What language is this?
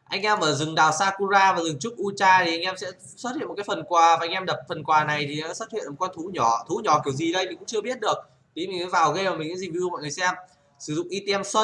Vietnamese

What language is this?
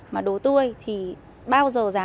Vietnamese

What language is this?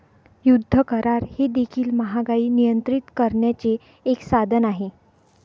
Marathi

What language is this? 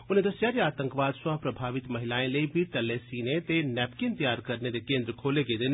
Dogri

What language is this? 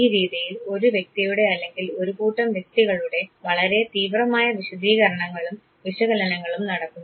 Malayalam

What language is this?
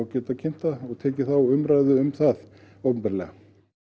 Icelandic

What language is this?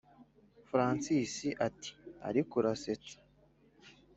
Kinyarwanda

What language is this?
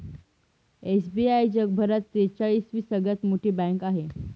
Marathi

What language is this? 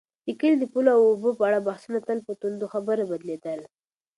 Pashto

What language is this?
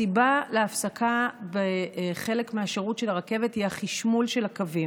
Hebrew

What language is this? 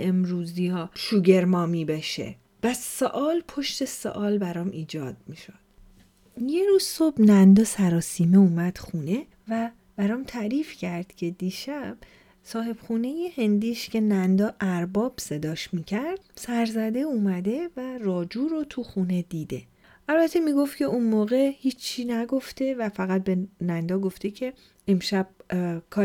Persian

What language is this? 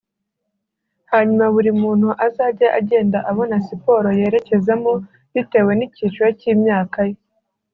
Kinyarwanda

